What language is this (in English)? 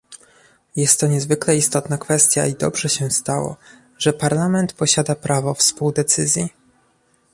Polish